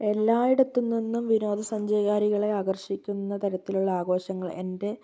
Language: Malayalam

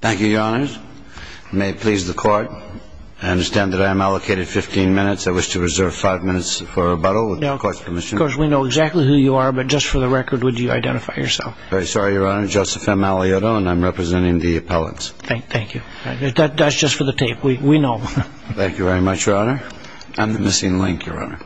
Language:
English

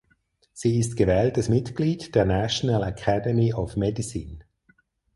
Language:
German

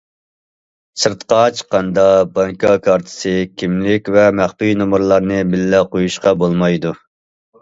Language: Uyghur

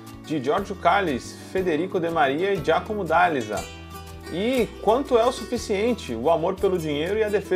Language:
Portuguese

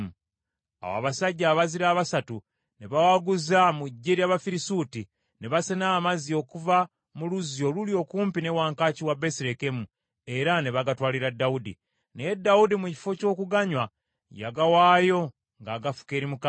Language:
Ganda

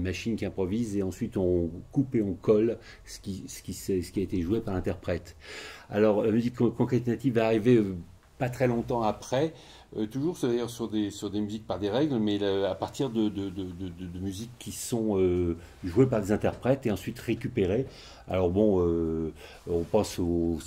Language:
French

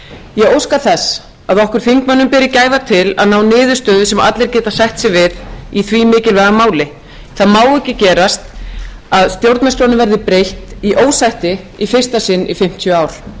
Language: Icelandic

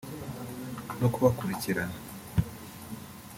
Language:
Kinyarwanda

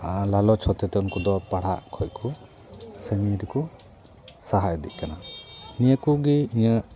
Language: Santali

